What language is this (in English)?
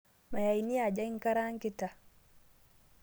Masai